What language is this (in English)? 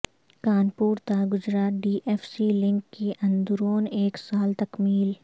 Urdu